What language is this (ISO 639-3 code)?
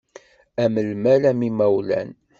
kab